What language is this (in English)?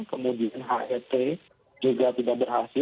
Indonesian